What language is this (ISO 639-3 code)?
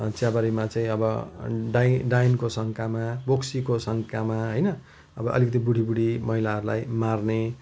nep